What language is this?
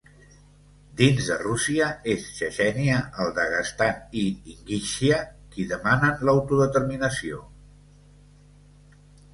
Catalan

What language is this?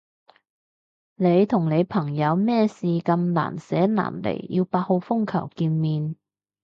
Cantonese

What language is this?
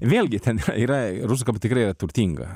Lithuanian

